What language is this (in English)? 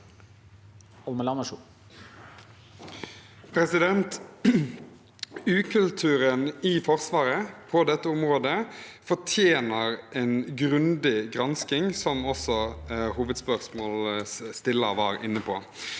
Norwegian